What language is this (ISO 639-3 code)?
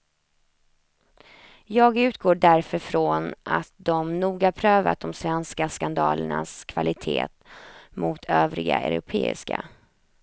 swe